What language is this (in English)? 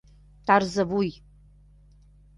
Mari